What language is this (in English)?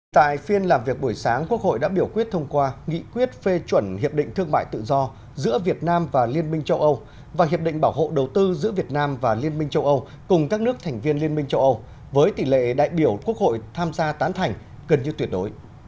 Vietnamese